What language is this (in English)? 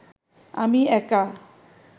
Bangla